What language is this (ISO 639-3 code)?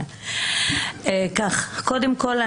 heb